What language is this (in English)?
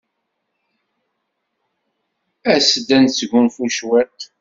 Kabyle